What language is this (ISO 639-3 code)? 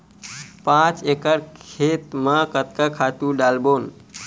hne